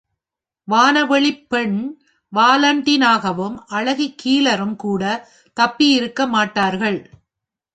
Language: Tamil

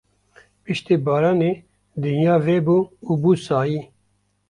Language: Kurdish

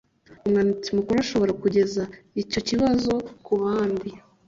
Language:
Kinyarwanda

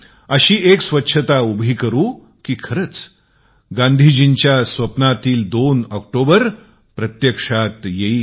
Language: Marathi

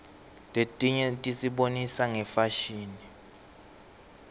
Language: Swati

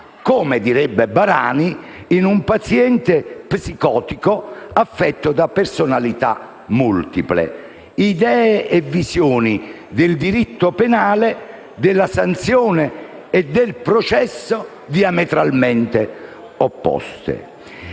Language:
Italian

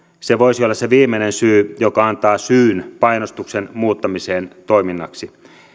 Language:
Finnish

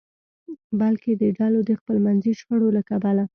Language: Pashto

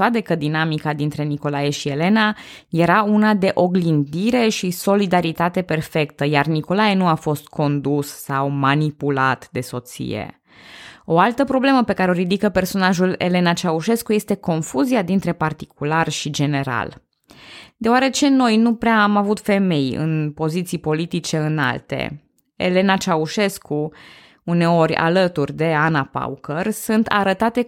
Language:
Romanian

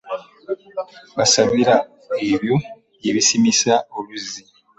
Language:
Ganda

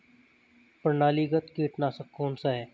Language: Hindi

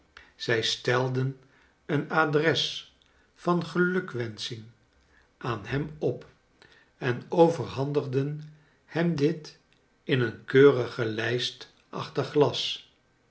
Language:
Dutch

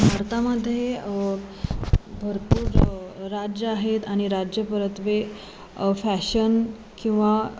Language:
Marathi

